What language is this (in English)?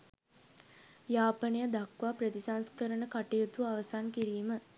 Sinhala